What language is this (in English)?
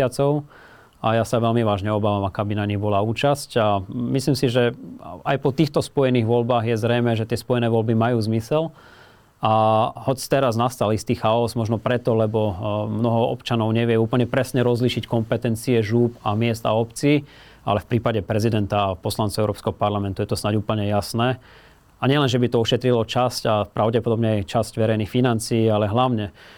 Slovak